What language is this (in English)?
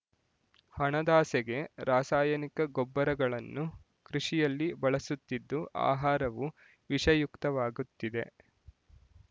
Kannada